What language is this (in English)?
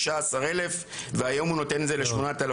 Hebrew